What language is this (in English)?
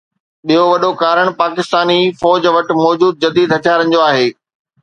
Sindhi